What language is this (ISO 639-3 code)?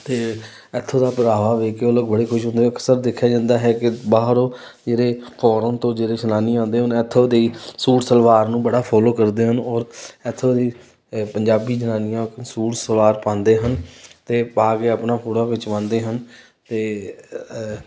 pan